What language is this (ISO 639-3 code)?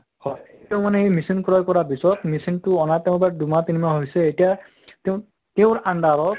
asm